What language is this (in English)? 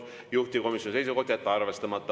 Estonian